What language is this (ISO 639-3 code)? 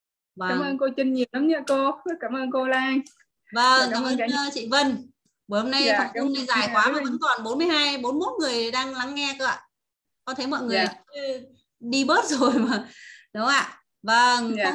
vie